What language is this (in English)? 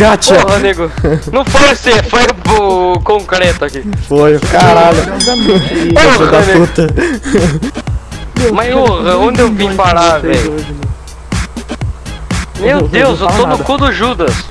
Portuguese